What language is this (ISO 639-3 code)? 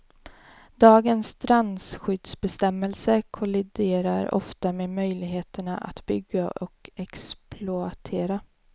swe